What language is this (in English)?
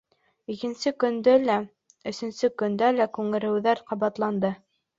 Bashkir